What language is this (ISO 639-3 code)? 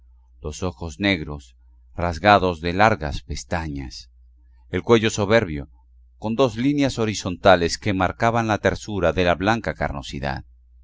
spa